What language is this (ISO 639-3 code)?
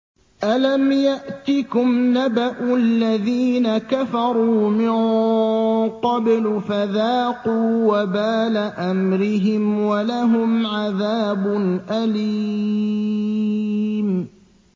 ara